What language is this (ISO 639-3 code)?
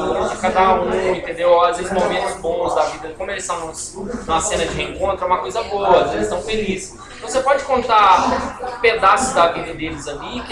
por